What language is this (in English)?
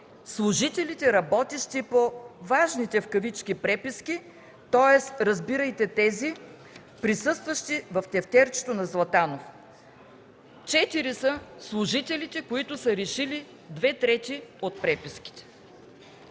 Bulgarian